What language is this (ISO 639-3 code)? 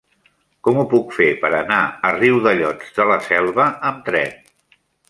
cat